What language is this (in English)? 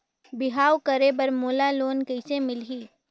Chhattisgarhi